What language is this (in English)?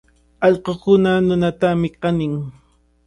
Cajatambo North Lima Quechua